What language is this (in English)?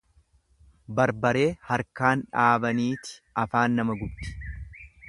Oromo